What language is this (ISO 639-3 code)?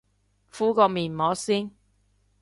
yue